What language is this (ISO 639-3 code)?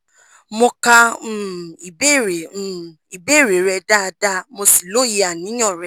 yor